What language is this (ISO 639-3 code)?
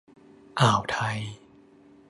tha